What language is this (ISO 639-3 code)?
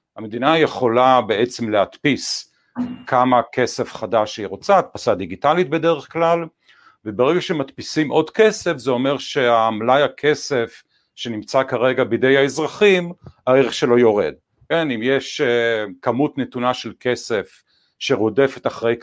heb